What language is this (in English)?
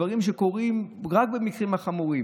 Hebrew